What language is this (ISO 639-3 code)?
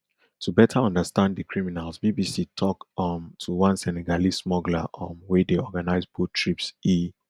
pcm